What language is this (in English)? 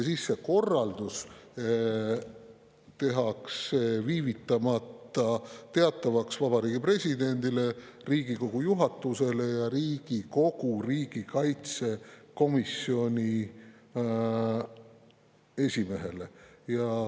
Estonian